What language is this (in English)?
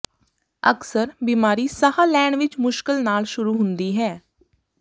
Punjabi